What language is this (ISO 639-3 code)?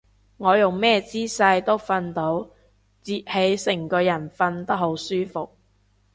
yue